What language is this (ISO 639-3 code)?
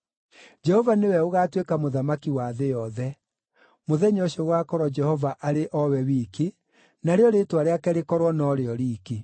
kik